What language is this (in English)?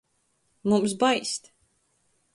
Latgalian